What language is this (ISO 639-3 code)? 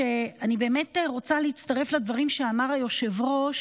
heb